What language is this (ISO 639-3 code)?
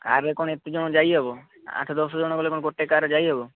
ori